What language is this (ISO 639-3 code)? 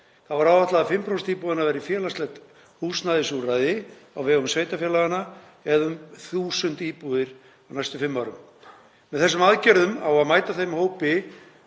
isl